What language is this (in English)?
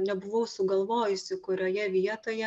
Lithuanian